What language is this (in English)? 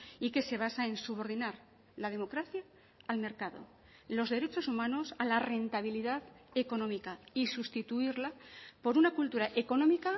Spanish